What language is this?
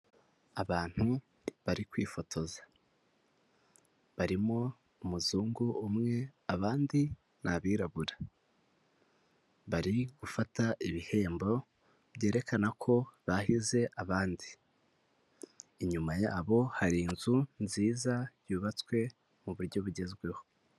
Kinyarwanda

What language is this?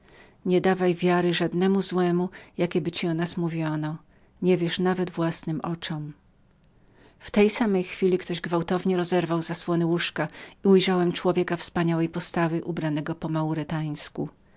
Polish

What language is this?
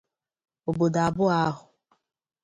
Igbo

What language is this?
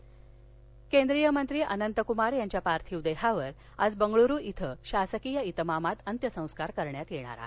Marathi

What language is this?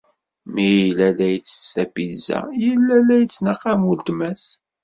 Kabyle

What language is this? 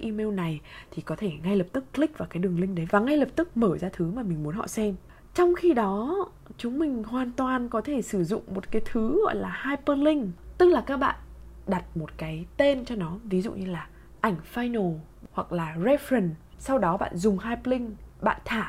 Vietnamese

